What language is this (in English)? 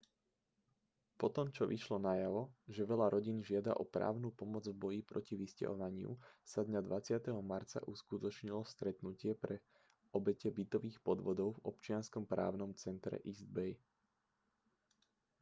Slovak